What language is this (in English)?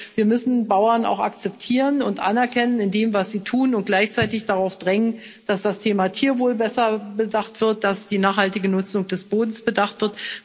German